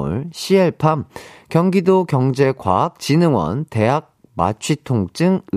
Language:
Korean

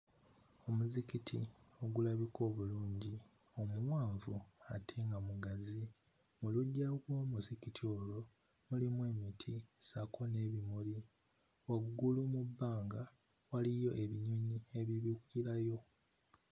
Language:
Ganda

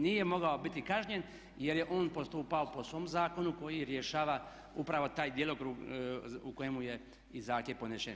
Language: Croatian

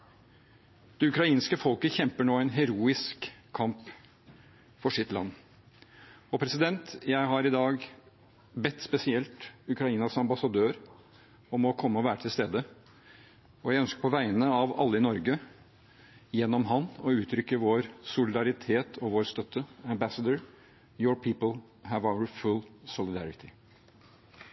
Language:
Norwegian Bokmål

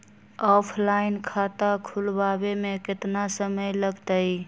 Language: Magahi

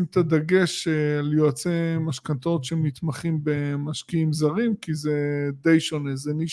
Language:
Hebrew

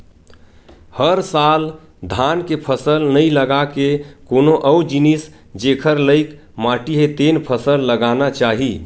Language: Chhattisgarhi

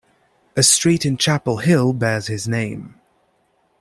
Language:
English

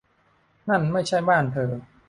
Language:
Thai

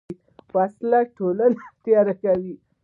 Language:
Pashto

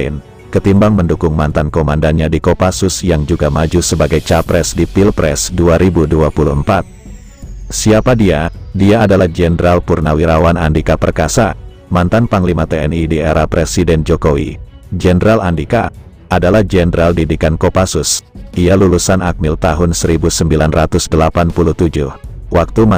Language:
Indonesian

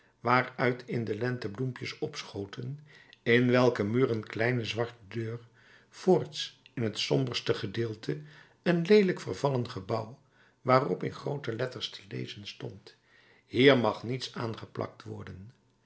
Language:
Dutch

